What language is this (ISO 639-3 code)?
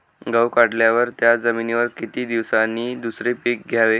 mar